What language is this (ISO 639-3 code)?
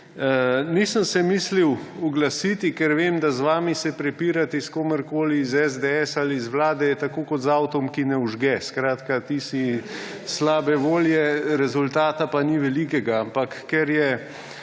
slv